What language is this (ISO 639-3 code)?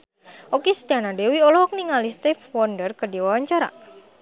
sun